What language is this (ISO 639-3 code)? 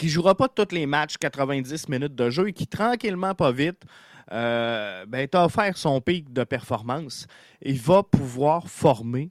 fra